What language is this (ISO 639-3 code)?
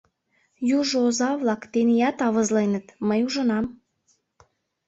chm